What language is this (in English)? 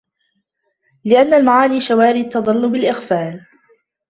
Arabic